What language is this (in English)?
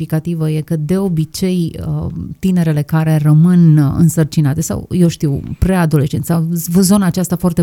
Romanian